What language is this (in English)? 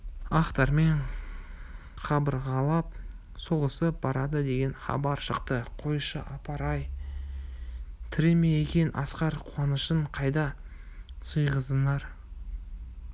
Kazakh